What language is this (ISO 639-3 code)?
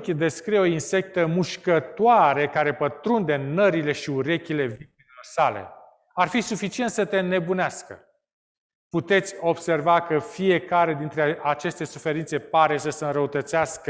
ron